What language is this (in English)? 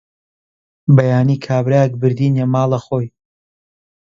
Central Kurdish